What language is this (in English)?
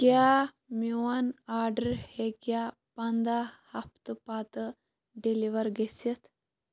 Kashmiri